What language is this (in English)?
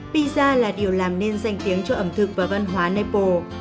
Vietnamese